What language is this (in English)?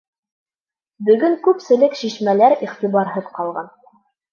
Bashkir